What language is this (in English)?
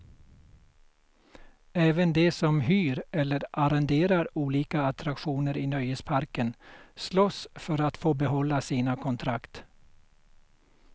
Swedish